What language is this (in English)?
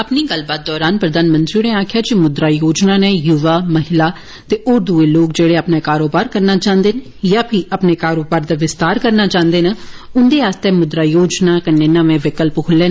Dogri